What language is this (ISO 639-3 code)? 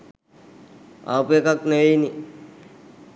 sin